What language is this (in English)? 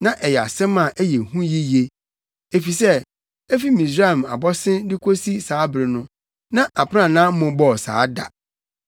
Akan